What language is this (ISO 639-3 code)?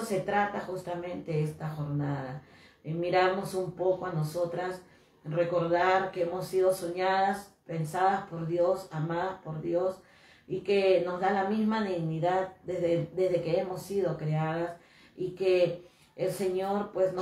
spa